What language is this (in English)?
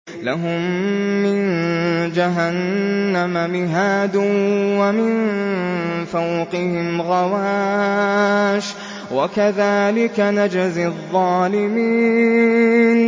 Arabic